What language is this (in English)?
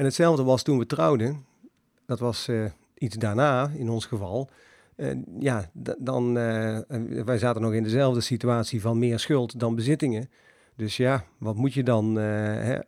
Dutch